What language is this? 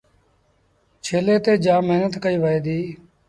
Sindhi Bhil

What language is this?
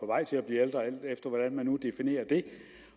Danish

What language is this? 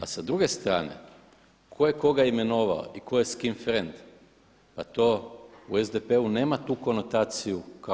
Croatian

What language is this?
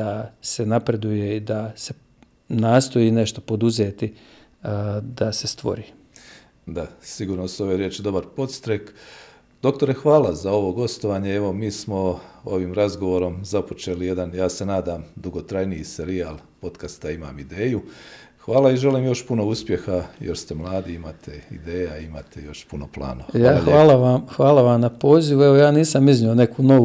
Croatian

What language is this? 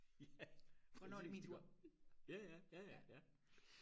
Danish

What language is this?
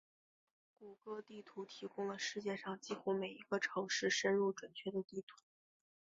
Chinese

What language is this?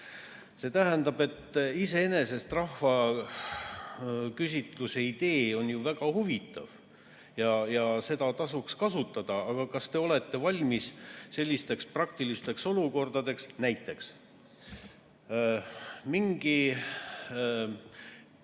Estonian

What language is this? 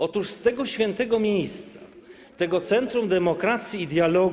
Polish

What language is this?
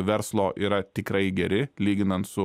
Lithuanian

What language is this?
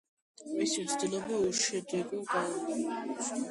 Georgian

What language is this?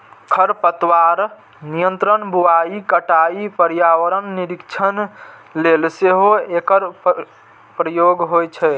Maithili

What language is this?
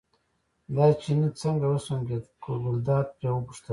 Pashto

